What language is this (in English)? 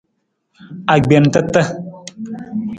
Nawdm